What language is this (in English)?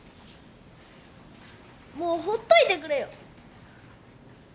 Japanese